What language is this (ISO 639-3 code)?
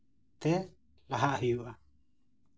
sat